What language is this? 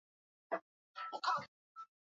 Swahili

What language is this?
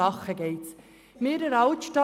Swiss German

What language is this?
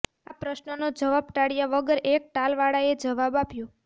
Gujarati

